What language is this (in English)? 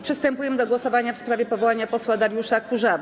Polish